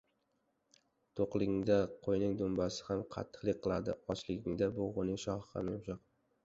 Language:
Uzbek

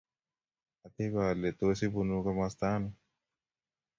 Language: Kalenjin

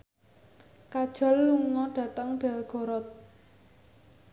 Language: Javanese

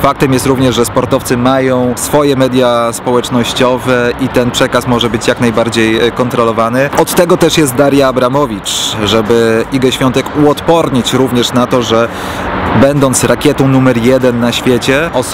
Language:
Polish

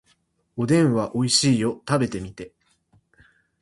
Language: Japanese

